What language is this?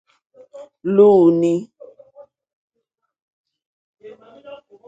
Mokpwe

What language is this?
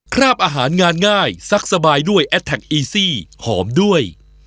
Thai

